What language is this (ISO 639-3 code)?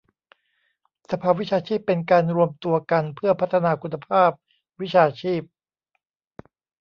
tha